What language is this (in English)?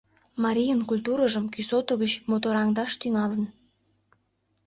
Mari